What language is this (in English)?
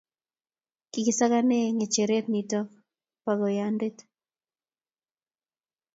Kalenjin